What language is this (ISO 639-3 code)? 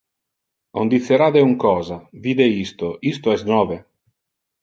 ina